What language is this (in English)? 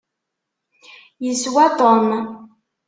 Kabyle